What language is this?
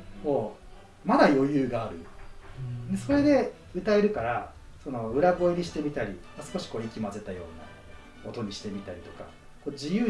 Japanese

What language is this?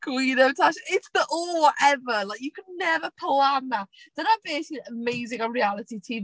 Welsh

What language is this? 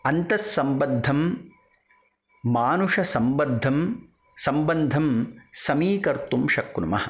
Sanskrit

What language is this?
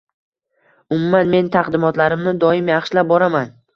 Uzbek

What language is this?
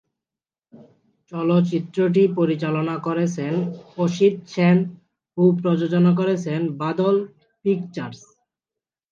Bangla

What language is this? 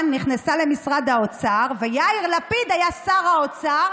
Hebrew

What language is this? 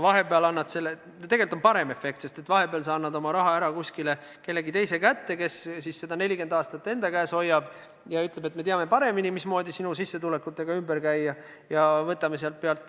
Estonian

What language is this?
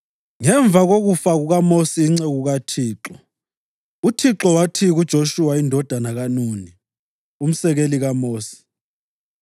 North Ndebele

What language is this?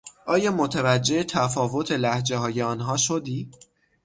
Persian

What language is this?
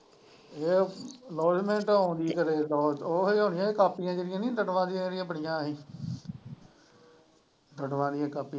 Punjabi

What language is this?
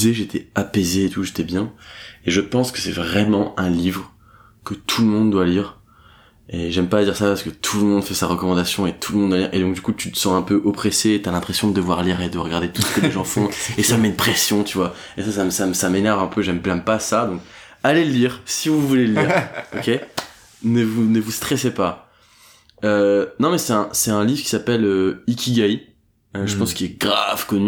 French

